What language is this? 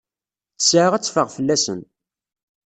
Kabyle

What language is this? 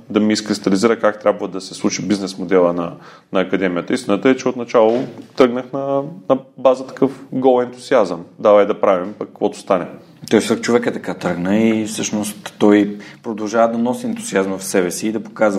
Bulgarian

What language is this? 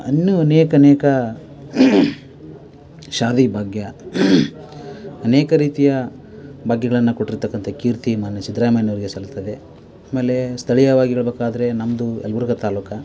Kannada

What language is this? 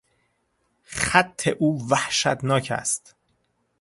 Persian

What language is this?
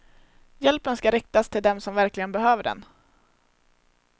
Swedish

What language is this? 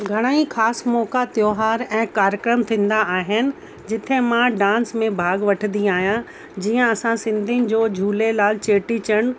Sindhi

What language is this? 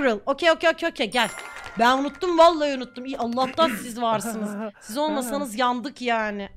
Turkish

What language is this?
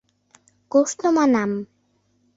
Mari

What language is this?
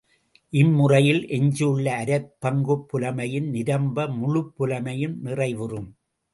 Tamil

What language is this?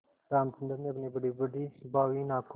Hindi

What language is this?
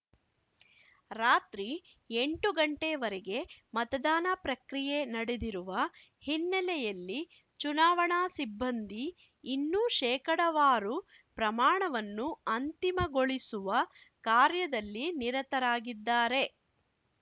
Kannada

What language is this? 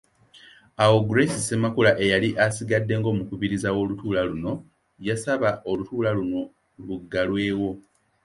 Ganda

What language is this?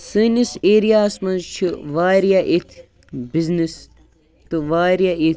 Kashmiri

